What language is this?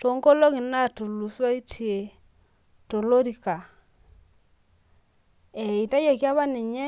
Masai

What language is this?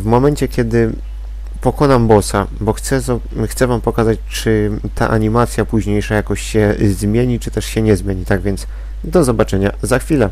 Polish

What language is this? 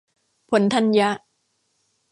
Thai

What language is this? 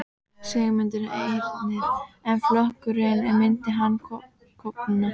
Icelandic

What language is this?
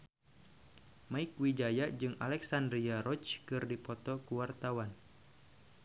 Sundanese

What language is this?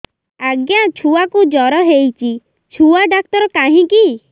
Odia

